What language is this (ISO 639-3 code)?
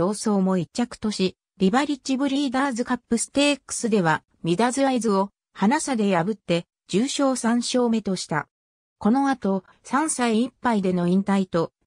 jpn